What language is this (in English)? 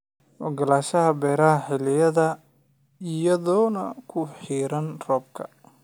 Somali